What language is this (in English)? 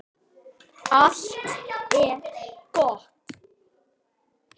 Icelandic